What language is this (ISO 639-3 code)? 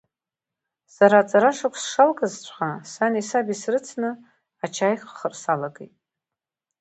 abk